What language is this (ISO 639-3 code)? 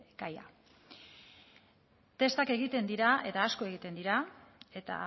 eus